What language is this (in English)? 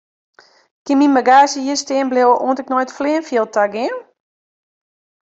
Western Frisian